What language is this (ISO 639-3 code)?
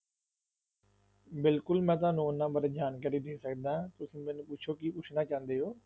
pan